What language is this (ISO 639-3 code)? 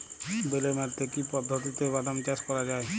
ben